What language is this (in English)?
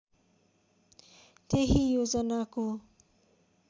Nepali